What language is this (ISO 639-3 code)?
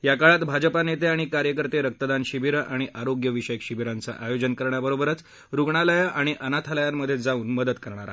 mar